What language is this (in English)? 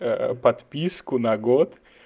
Russian